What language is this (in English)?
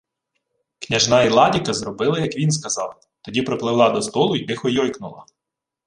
Ukrainian